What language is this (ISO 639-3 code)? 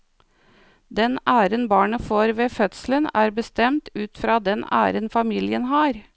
nor